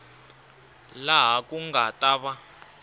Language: Tsonga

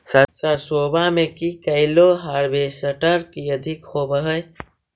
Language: Magahi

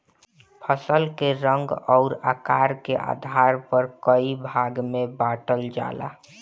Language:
Bhojpuri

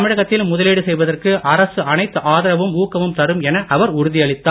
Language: Tamil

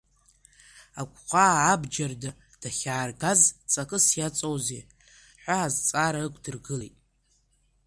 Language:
Abkhazian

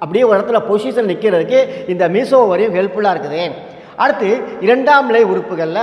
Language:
Indonesian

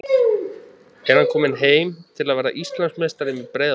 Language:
Icelandic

